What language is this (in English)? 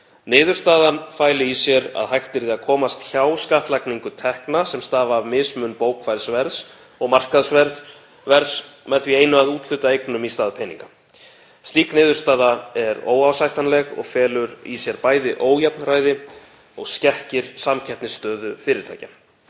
Icelandic